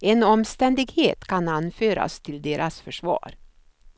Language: Swedish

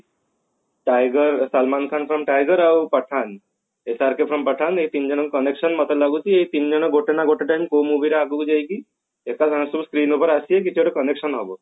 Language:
Odia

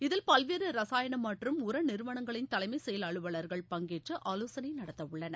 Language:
Tamil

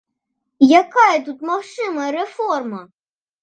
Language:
Belarusian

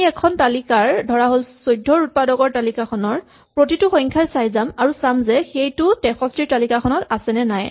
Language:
Assamese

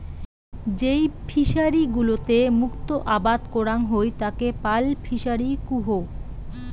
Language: Bangla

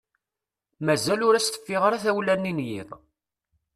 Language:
Kabyle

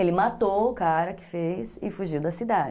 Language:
Portuguese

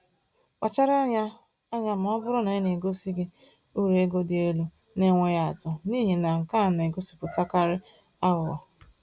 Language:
Igbo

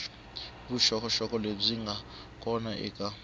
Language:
Tsonga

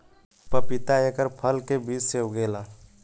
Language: Bhojpuri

